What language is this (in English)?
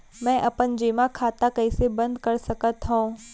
Chhattisgarhi